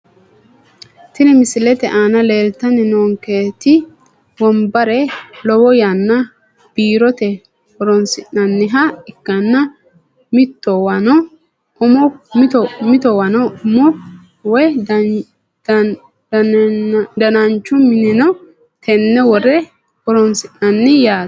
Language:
Sidamo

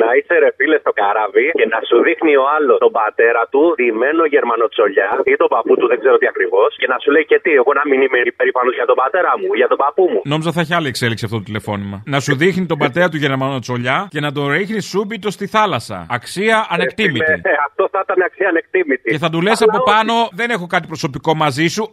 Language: Greek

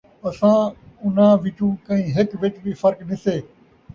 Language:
Saraiki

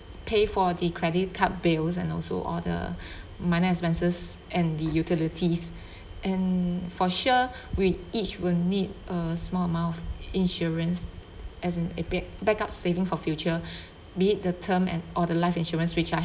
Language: English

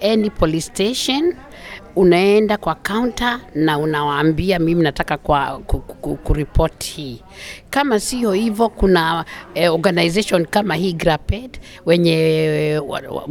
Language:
Swahili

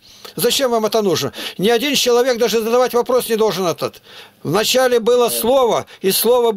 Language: Russian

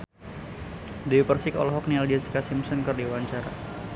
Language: Sundanese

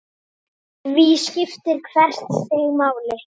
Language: Icelandic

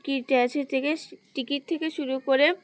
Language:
Bangla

